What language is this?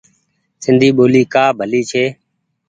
Goaria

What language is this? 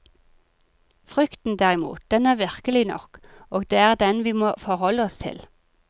Norwegian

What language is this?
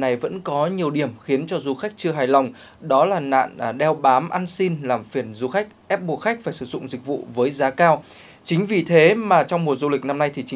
Vietnamese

